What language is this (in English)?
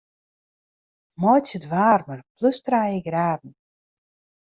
Western Frisian